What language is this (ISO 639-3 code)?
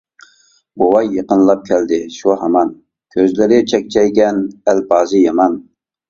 uig